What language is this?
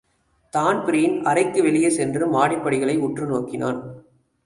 Tamil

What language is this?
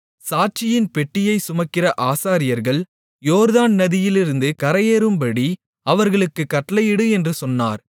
Tamil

